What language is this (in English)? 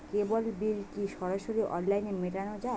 Bangla